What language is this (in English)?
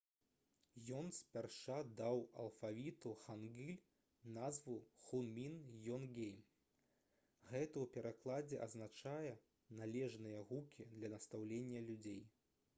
Belarusian